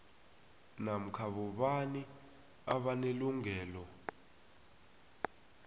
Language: South Ndebele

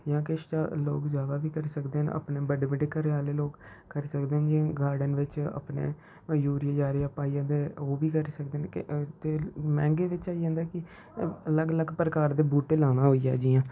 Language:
Dogri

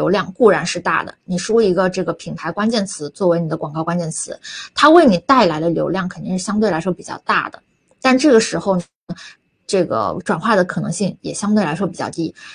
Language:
Chinese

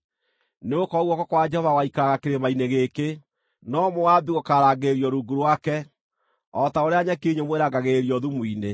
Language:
Kikuyu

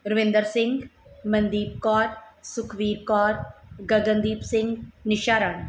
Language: Punjabi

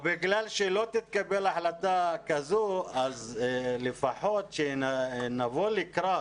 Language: Hebrew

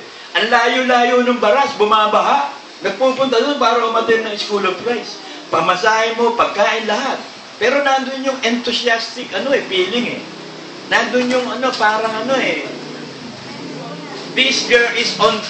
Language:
Filipino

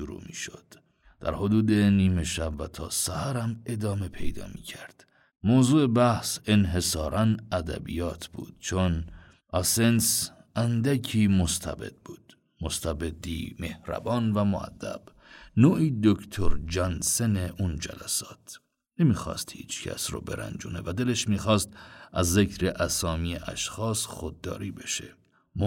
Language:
Persian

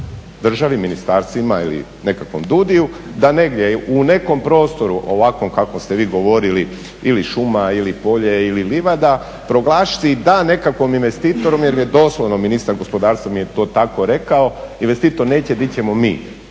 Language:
Croatian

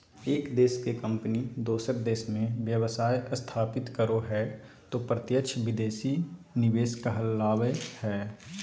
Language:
Magahi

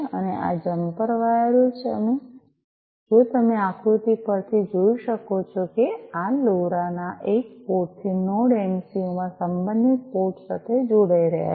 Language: Gujarati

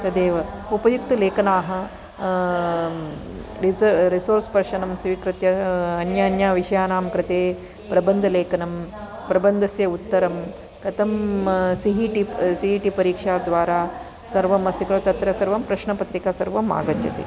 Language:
Sanskrit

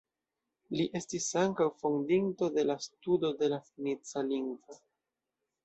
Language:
Esperanto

